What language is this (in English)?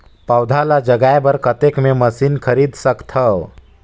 Chhattisgarhi